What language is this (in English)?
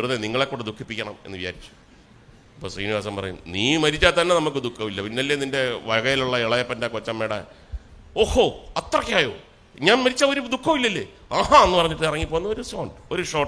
Malayalam